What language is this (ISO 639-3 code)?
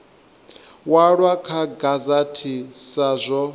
ven